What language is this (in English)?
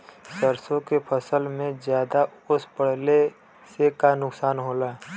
Bhojpuri